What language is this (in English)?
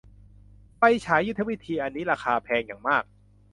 Thai